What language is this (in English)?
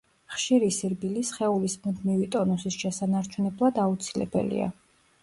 Georgian